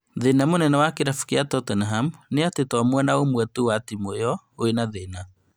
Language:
Kikuyu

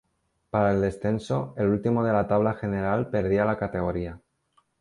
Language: Spanish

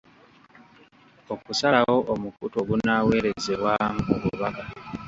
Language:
Ganda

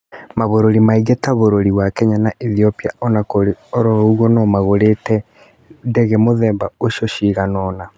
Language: Kikuyu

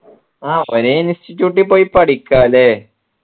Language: Malayalam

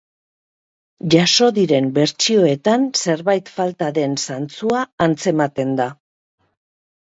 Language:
Basque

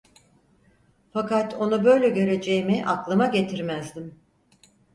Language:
Turkish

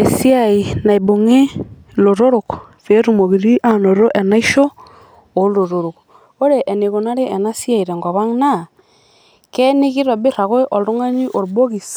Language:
Masai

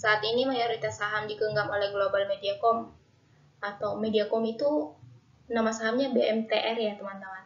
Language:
Indonesian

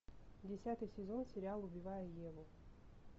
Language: Russian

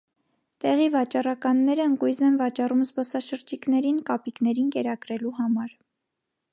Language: Armenian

